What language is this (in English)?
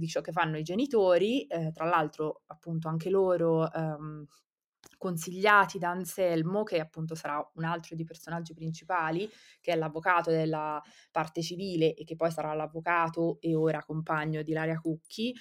Italian